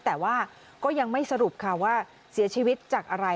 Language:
Thai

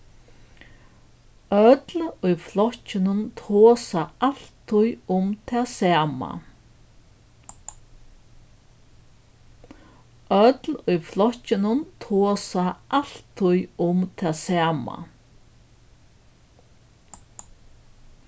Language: Faroese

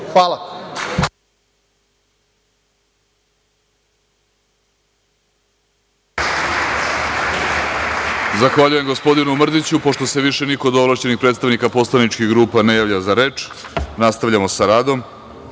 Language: Serbian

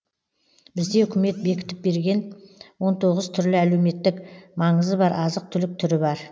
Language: Kazakh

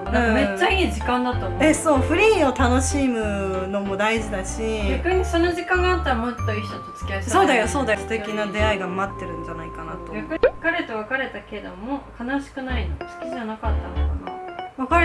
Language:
Japanese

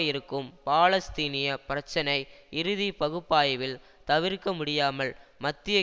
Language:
Tamil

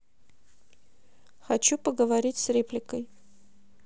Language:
Russian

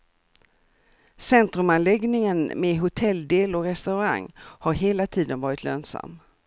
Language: Swedish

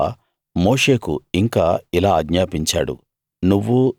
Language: Telugu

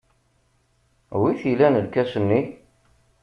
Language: Kabyle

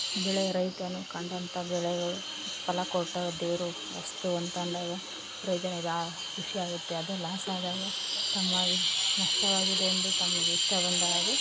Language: Kannada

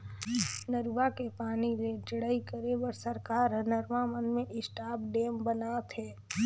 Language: Chhattisgarhi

